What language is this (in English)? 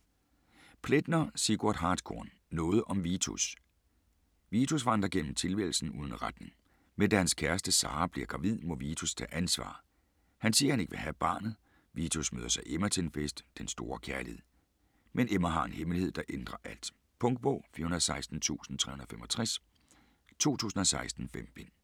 Danish